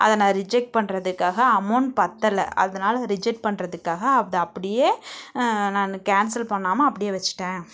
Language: Tamil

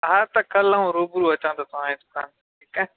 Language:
Sindhi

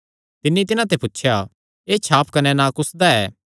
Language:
Kangri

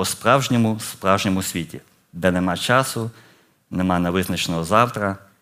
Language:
Ukrainian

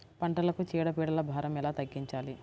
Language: Telugu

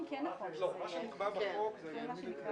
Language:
Hebrew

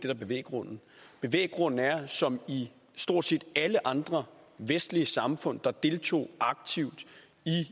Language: Danish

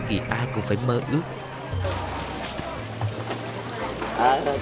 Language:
Vietnamese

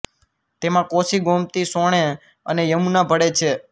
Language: Gujarati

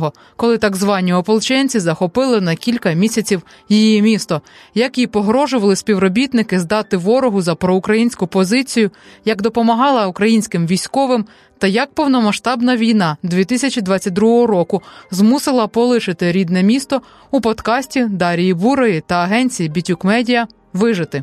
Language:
Ukrainian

